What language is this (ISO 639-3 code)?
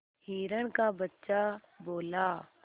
hin